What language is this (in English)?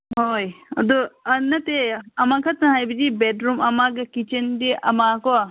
Manipuri